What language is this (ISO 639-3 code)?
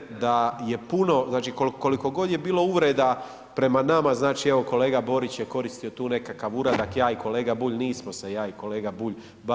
hrv